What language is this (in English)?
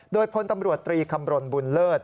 Thai